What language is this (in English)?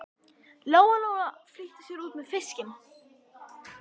Icelandic